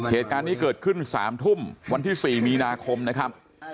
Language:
Thai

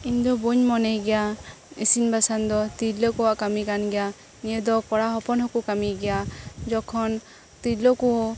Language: Santali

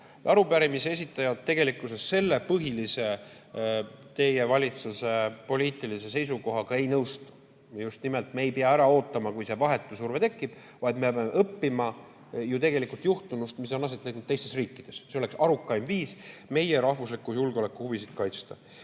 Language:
Estonian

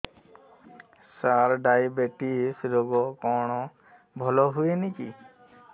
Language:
Odia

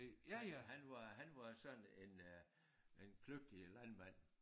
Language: Danish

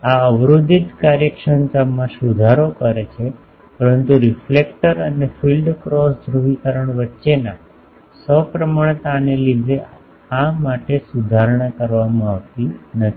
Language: Gujarati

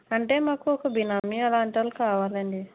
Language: Telugu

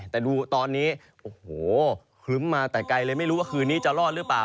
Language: Thai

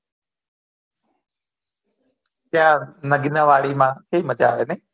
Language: Gujarati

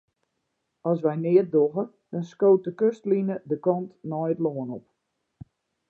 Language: Western Frisian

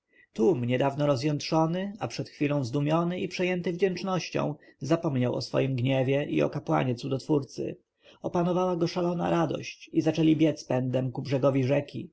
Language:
Polish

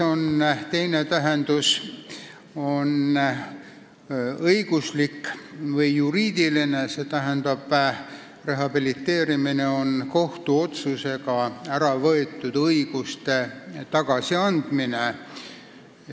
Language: Estonian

